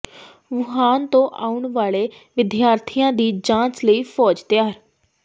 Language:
Punjabi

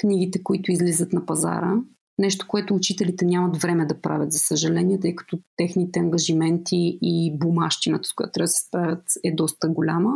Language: Bulgarian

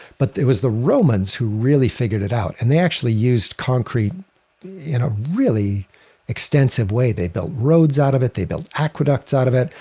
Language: English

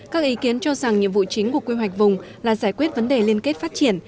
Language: Vietnamese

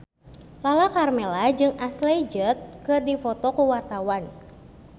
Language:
Sundanese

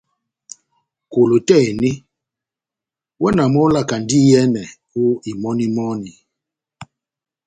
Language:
Batanga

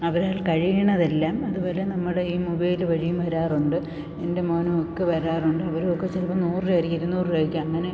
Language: Malayalam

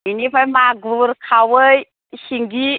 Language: Bodo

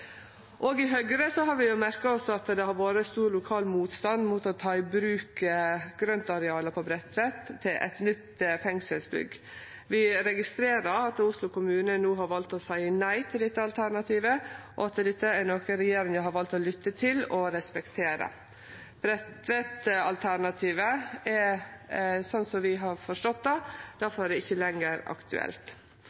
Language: Norwegian Nynorsk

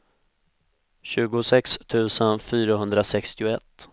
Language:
Swedish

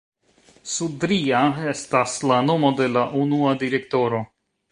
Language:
Esperanto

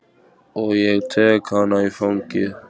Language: Icelandic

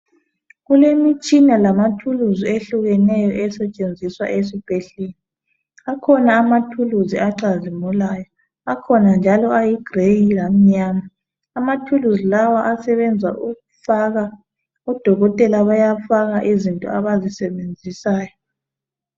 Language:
North Ndebele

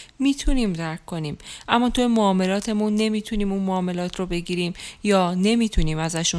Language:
Persian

